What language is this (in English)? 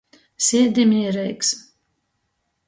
Latgalian